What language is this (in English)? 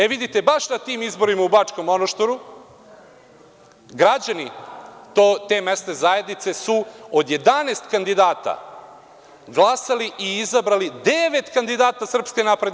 Serbian